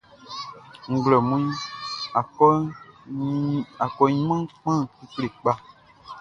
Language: Baoulé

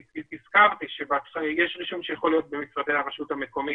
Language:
Hebrew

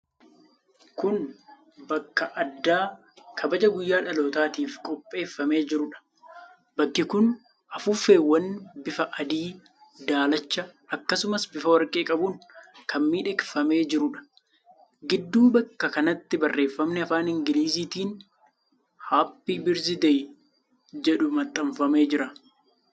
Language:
Oromo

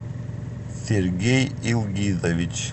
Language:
Russian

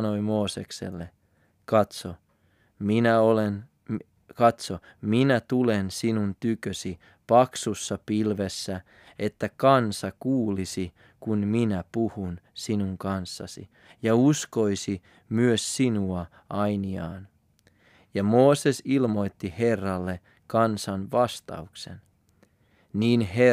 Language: Finnish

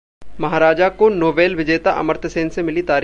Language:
Hindi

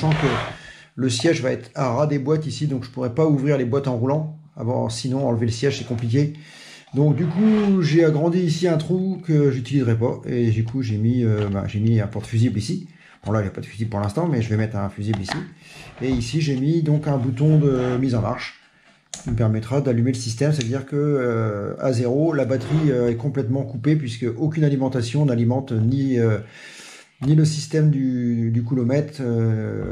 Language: French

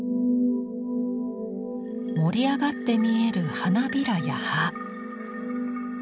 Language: Japanese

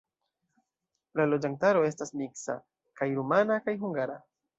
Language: Esperanto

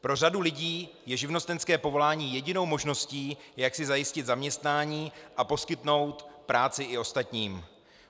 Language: Czech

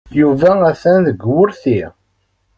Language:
Kabyle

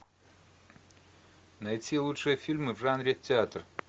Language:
Russian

